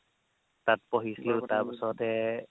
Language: Assamese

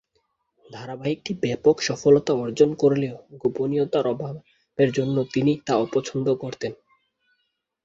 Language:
Bangla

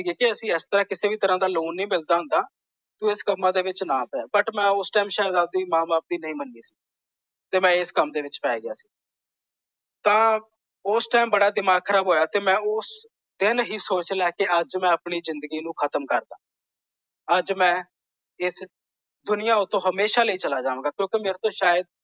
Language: Punjabi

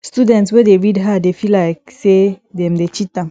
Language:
Nigerian Pidgin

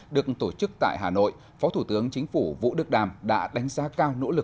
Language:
Vietnamese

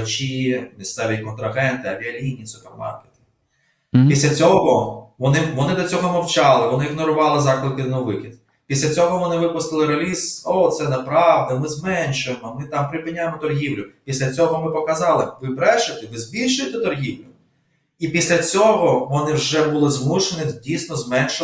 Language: Ukrainian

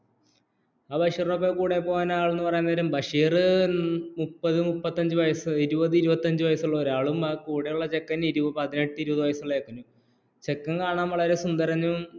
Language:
Malayalam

